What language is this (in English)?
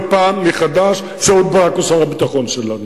Hebrew